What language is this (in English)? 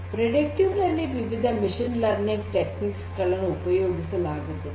Kannada